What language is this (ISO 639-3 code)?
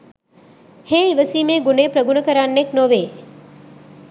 sin